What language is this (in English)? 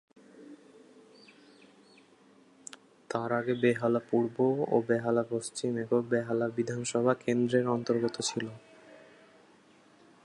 Bangla